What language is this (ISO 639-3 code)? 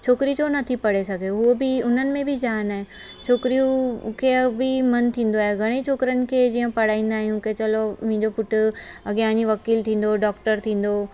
snd